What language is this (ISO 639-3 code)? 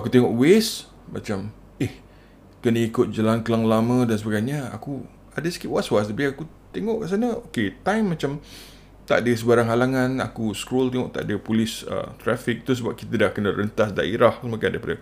msa